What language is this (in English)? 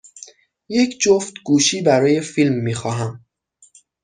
Persian